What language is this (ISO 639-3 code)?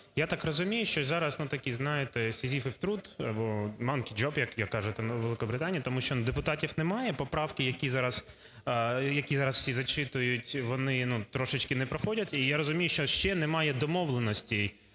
ukr